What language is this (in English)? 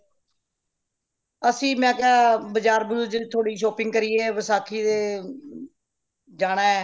Punjabi